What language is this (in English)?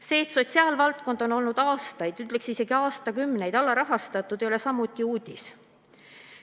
Estonian